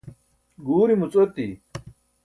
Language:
Burushaski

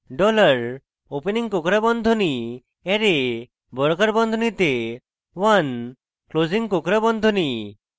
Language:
Bangla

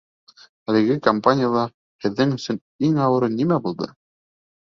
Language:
Bashkir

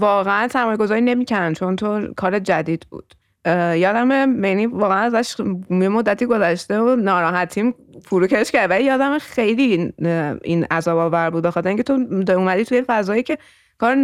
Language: Persian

